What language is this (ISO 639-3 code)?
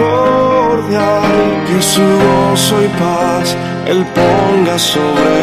ron